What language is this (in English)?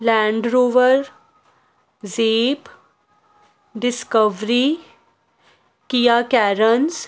Punjabi